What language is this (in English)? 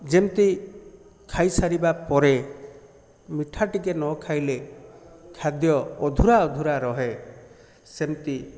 Odia